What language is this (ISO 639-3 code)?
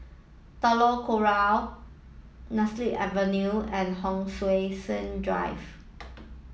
eng